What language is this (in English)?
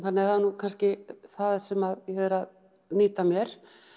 Icelandic